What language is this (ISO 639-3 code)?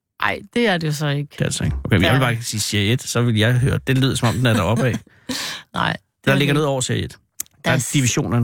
dan